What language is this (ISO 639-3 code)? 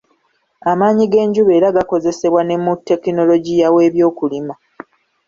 lug